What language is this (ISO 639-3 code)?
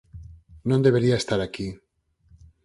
glg